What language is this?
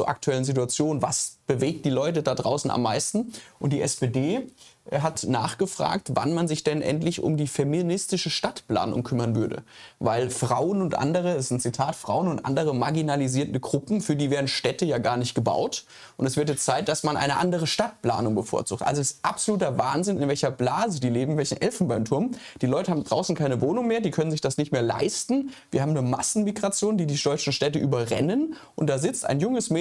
German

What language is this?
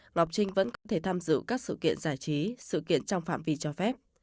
Vietnamese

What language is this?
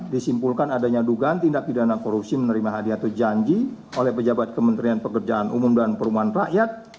Indonesian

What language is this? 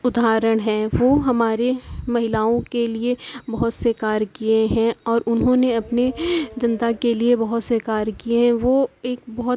Urdu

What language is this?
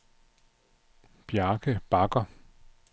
Danish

